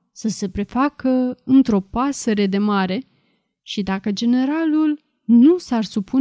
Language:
Romanian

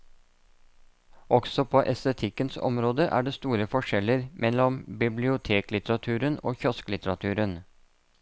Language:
Norwegian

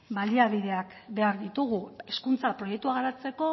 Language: Basque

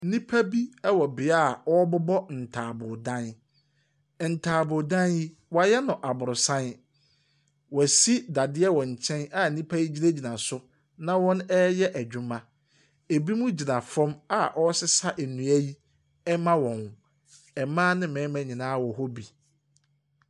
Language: Akan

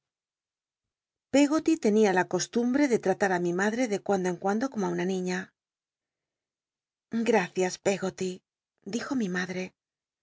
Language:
Spanish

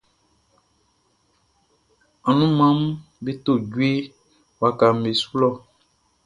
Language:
Baoulé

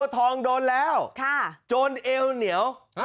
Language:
Thai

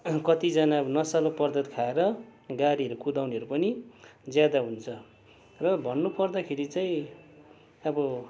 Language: Nepali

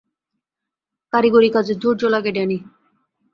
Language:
Bangla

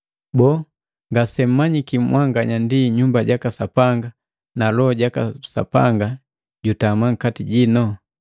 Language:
Matengo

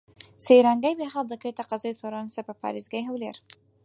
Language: Central Kurdish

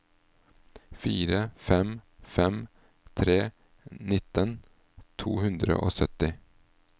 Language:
Norwegian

